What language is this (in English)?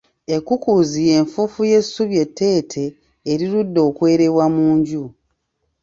Ganda